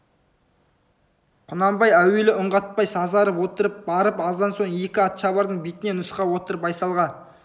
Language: Kazakh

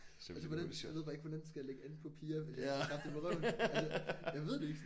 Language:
Danish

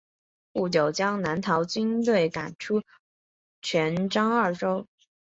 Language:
Chinese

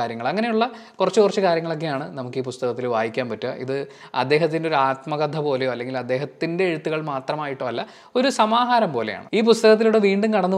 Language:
Malayalam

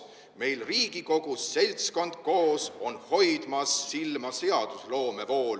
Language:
Estonian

